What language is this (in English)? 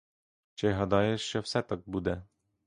Ukrainian